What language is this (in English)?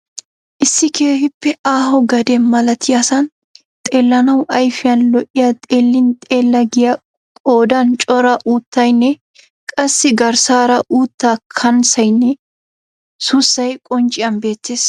Wolaytta